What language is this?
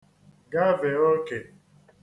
Igbo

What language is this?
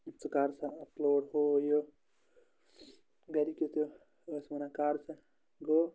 Kashmiri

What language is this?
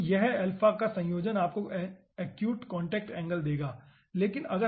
Hindi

